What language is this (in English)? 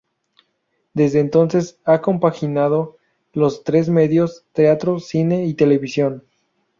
Spanish